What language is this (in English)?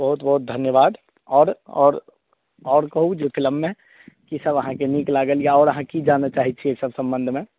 Maithili